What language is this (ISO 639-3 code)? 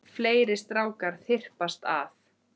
isl